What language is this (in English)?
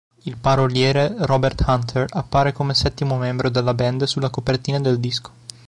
Italian